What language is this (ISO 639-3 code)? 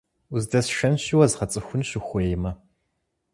kbd